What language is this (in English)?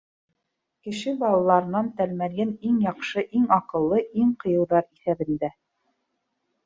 Bashkir